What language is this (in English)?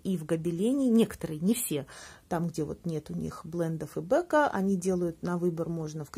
Russian